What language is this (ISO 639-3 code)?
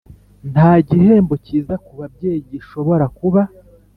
kin